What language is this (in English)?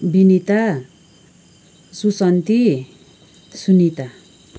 Nepali